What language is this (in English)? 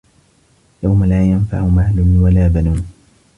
Arabic